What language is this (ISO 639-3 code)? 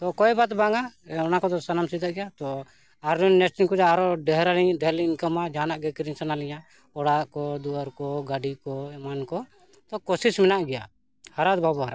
sat